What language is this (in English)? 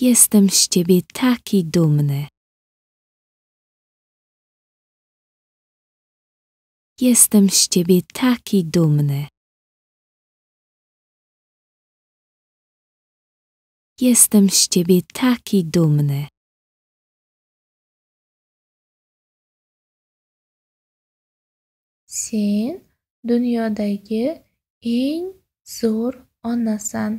Polish